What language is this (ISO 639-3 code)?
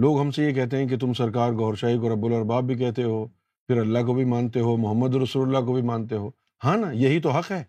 urd